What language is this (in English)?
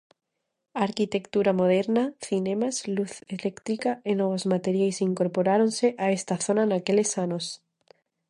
Galician